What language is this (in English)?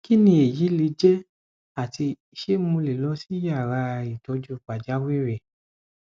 Yoruba